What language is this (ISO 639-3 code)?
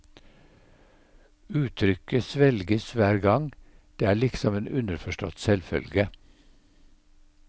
nor